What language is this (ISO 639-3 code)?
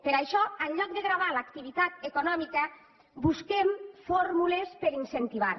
cat